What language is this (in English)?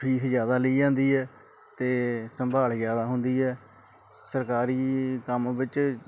Punjabi